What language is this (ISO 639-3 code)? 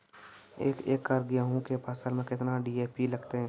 mai